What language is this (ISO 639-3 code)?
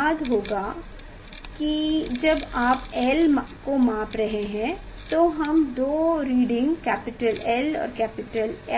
hin